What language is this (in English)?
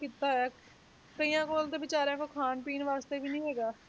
Punjabi